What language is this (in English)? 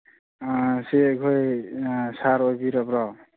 Manipuri